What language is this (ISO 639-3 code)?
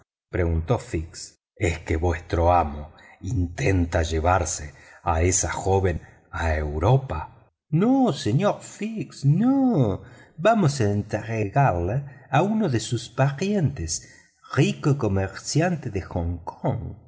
spa